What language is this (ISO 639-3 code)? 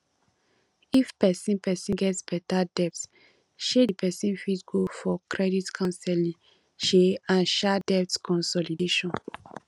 pcm